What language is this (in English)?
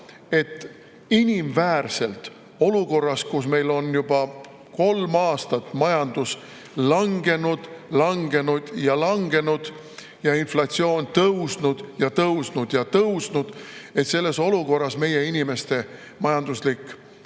Estonian